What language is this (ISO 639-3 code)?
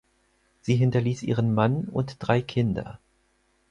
deu